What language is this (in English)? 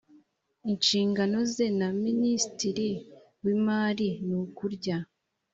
Kinyarwanda